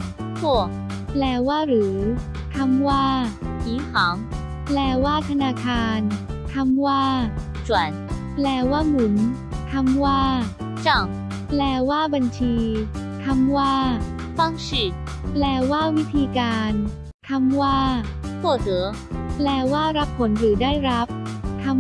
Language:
Thai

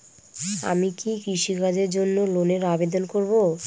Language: Bangla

